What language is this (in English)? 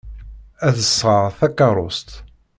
Kabyle